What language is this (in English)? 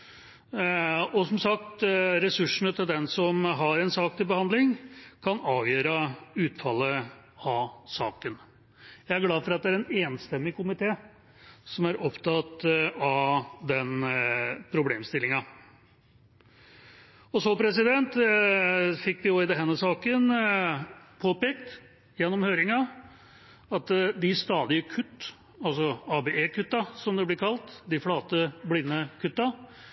Norwegian Bokmål